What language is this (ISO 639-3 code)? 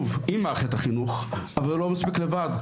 heb